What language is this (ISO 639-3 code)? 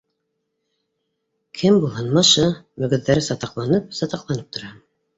bak